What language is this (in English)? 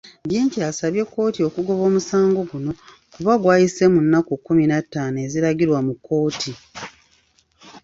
Ganda